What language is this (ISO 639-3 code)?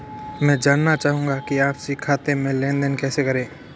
hin